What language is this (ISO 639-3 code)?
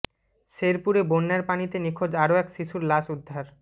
ben